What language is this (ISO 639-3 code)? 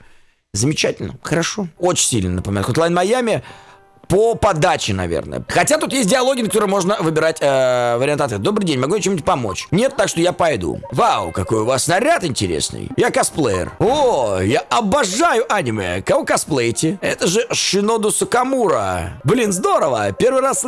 rus